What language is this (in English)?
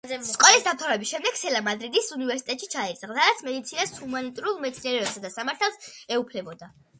Georgian